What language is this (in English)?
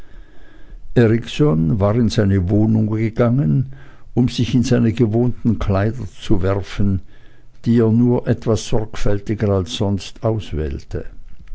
German